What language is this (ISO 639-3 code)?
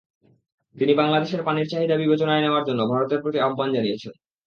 ben